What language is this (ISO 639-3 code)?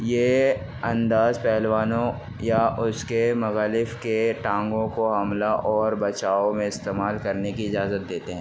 urd